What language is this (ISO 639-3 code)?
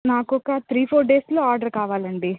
tel